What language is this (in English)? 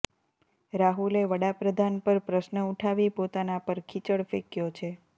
Gujarati